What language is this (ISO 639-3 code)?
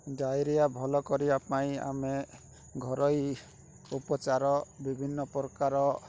ori